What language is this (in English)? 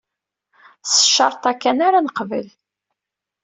Kabyle